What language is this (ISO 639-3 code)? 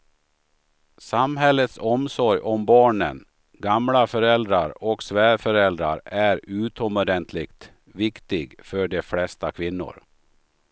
swe